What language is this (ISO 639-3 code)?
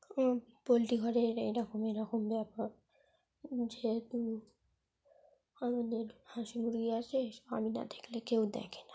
ben